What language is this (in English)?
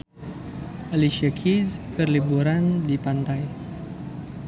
Sundanese